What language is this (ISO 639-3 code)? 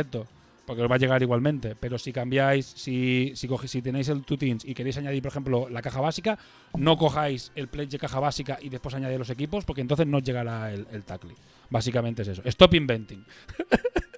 spa